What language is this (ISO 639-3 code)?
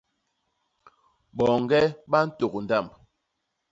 bas